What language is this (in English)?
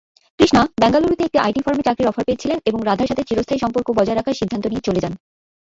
Bangla